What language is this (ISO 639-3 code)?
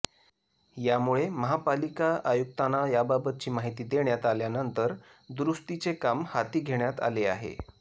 mar